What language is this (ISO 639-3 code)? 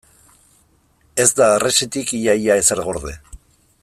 eus